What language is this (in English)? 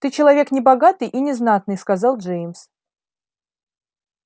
Russian